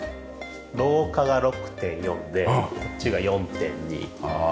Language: Japanese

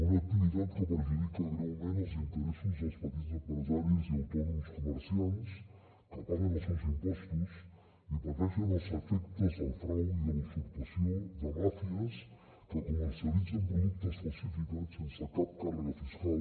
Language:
Catalan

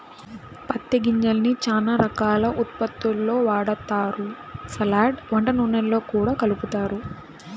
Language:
Telugu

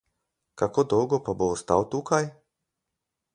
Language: Slovenian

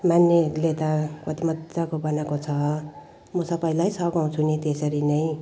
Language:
Nepali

